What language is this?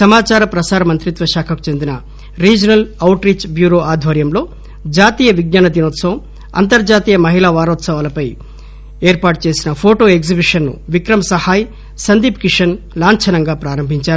Telugu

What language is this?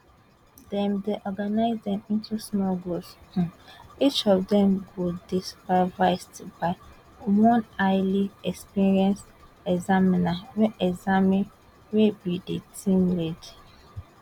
Nigerian Pidgin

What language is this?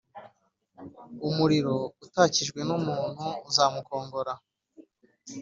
Kinyarwanda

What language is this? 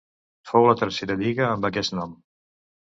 Catalan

